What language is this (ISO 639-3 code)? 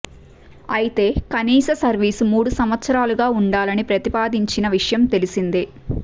tel